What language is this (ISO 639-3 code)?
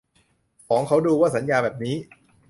tha